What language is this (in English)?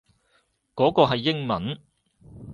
Cantonese